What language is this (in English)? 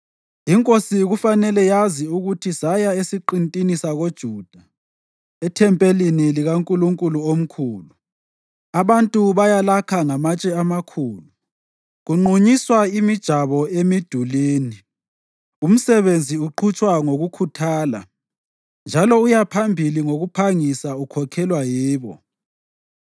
North Ndebele